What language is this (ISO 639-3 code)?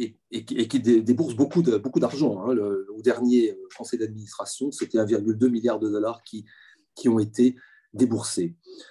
fra